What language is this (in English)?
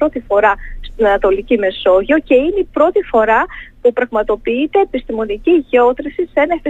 Greek